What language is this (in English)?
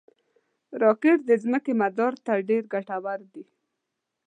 Pashto